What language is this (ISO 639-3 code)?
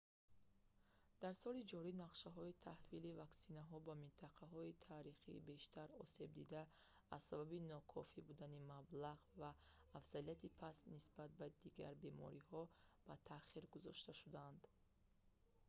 tgk